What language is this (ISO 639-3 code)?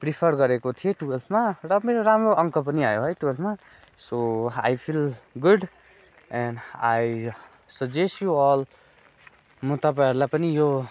nep